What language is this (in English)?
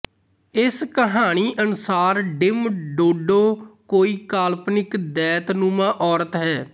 Punjabi